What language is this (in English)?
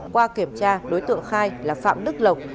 Vietnamese